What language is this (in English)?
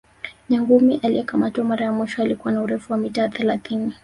Swahili